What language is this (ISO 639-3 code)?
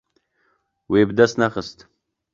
kur